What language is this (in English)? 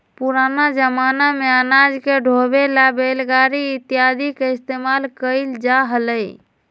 Magahi